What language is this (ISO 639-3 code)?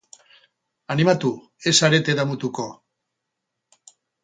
eus